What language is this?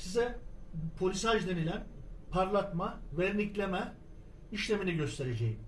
Turkish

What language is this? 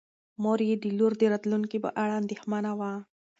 Pashto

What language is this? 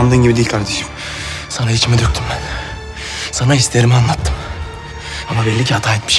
Turkish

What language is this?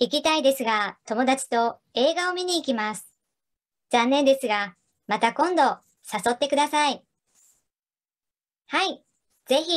Japanese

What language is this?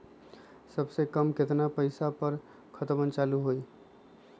Magahi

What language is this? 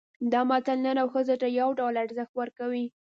Pashto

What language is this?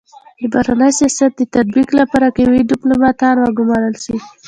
Pashto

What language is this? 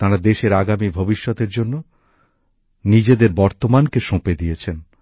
Bangla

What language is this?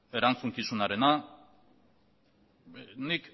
Basque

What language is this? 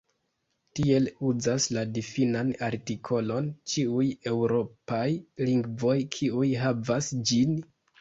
Esperanto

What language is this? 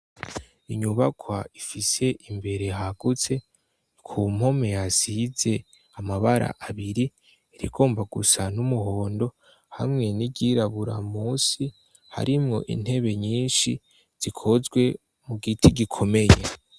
Rundi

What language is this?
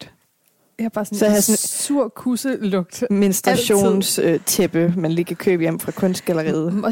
Danish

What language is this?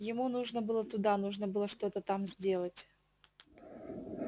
Russian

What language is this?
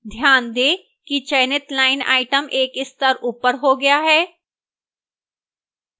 Hindi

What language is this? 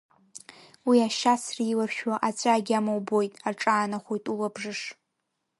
Abkhazian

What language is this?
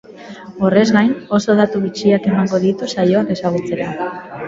Basque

